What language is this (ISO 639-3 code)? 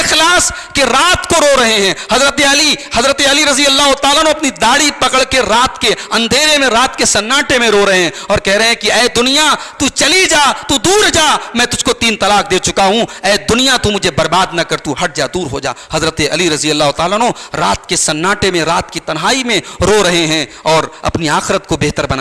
hin